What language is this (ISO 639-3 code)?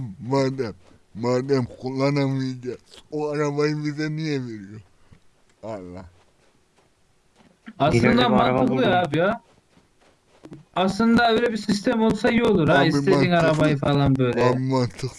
tur